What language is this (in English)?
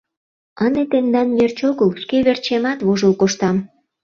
Mari